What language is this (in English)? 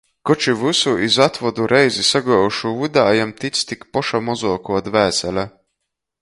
Latgalian